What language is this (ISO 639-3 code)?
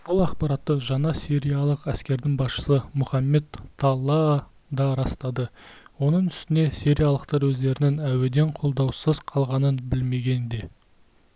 kaz